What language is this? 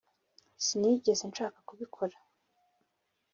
Kinyarwanda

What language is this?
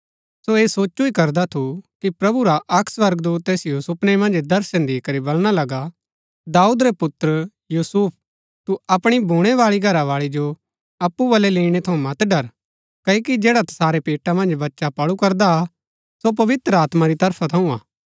Gaddi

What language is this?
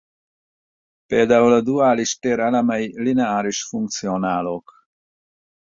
Hungarian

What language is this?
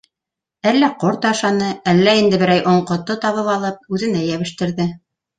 Bashkir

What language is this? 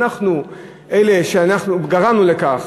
Hebrew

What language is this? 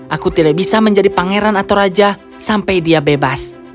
Indonesian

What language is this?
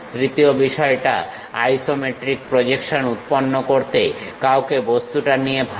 Bangla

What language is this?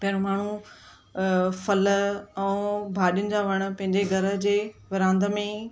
Sindhi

